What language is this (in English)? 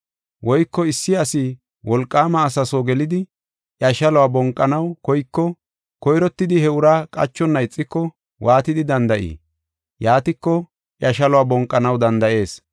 Gofa